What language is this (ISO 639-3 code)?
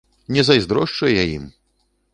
bel